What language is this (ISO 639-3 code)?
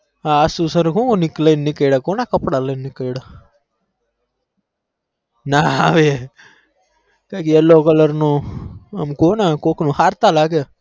guj